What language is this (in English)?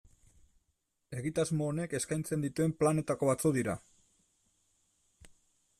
Basque